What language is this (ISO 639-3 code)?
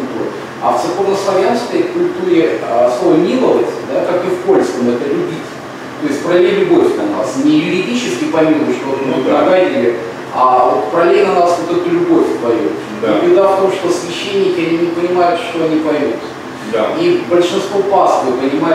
rus